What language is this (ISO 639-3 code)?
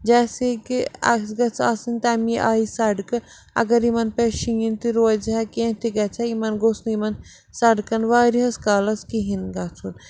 kas